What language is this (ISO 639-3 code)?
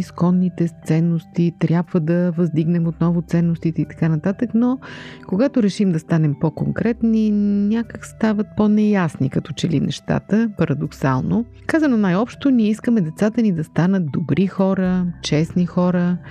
bul